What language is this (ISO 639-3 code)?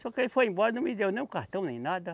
por